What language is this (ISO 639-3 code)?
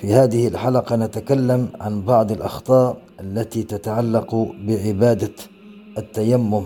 ara